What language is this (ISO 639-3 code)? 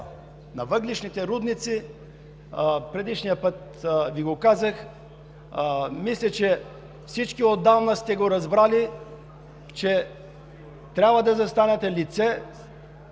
bul